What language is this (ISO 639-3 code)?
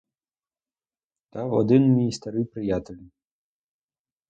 ukr